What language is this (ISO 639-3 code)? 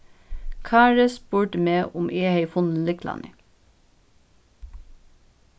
fao